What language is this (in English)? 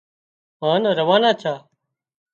Wadiyara Koli